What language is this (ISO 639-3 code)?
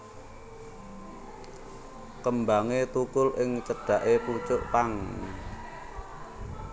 jav